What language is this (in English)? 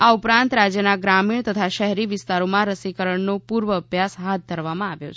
Gujarati